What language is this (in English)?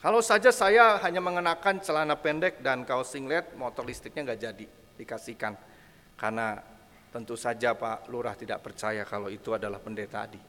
Indonesian